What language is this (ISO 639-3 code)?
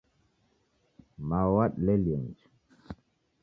dav